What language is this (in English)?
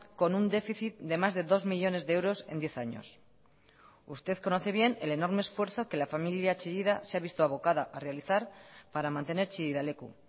Spanish